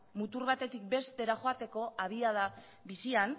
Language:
Basque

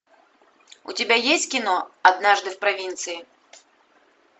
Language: Russian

